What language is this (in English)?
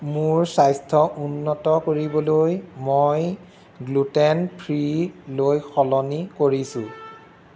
Assamese